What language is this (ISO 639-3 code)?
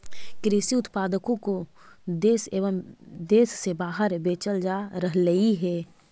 mag